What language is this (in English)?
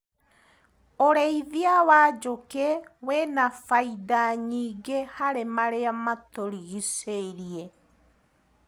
Kikuyu